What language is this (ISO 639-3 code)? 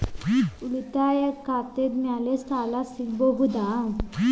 kan